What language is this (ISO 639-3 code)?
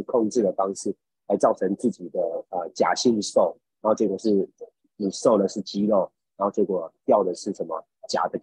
zho